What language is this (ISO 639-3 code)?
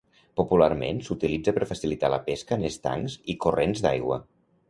cat